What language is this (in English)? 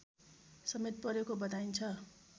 Nepali